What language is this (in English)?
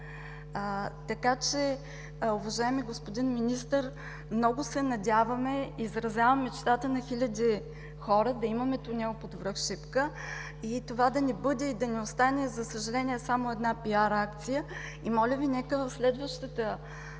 Bulgarian